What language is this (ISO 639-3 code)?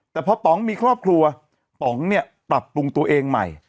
tha